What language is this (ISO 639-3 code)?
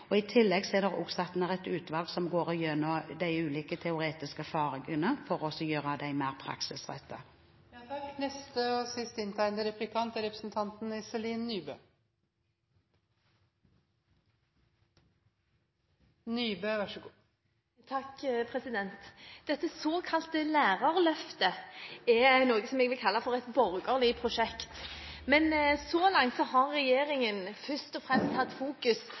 nob